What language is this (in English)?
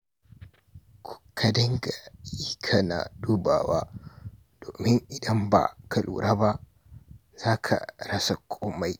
Hausa